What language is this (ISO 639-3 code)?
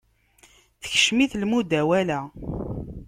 kab